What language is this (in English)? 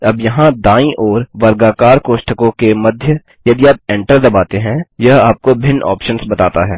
Hindi